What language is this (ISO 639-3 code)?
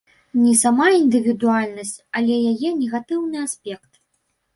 bel